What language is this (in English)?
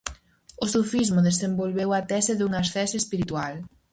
Galician